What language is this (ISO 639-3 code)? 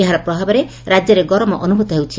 ori